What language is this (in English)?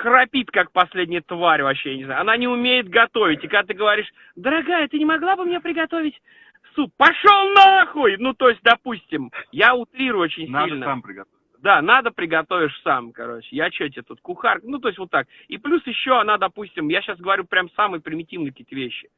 Russian